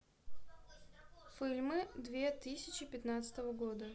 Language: Russian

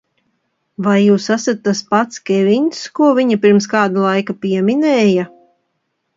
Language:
Latvian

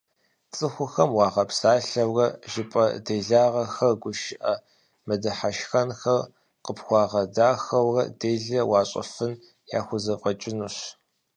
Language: Kabardian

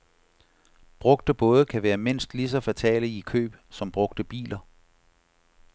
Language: Danish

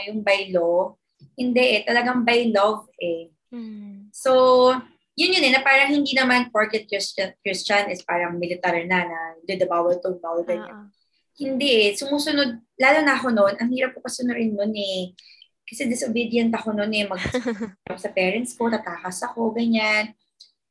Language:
Filipino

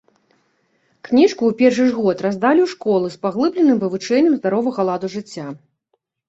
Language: Belarusian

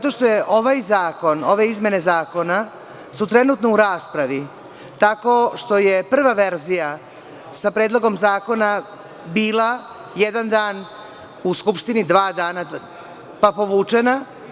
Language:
Serbian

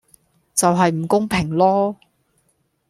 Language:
Cantonese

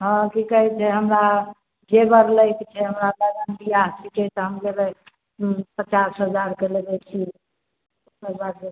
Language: Maithili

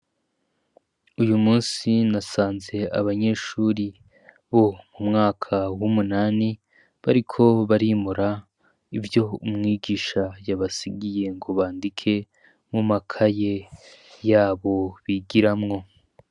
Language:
Rundi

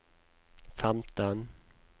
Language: Norwegian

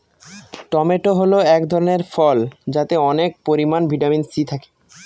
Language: Bangla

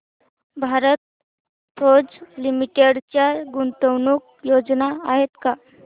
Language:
Marathi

